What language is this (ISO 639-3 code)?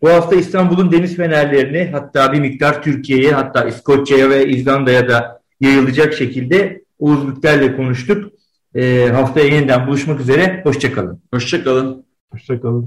tur